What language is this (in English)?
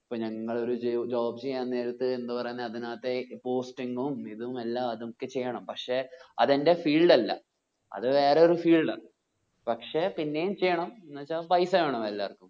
Malayalam